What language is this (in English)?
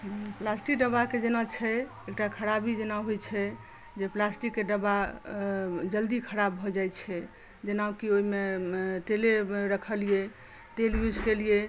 Maithili